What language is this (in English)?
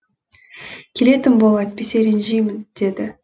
Kazakh